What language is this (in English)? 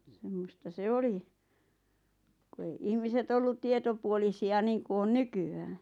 Finnish